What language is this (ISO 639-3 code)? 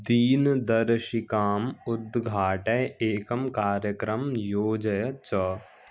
san